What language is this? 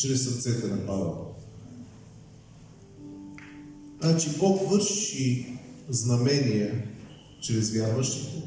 Bulgarian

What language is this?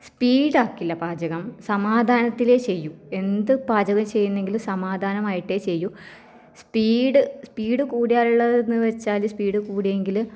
Malayalam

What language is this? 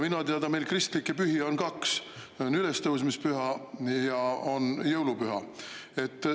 Estonian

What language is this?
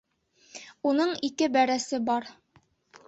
Bashkir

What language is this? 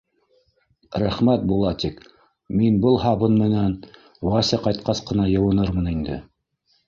Bashkir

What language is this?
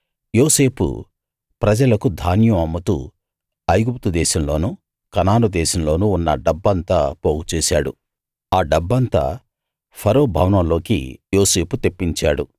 Telugu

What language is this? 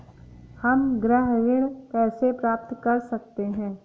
Hindi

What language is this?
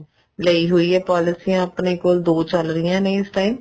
Punjabi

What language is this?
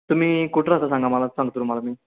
Marathi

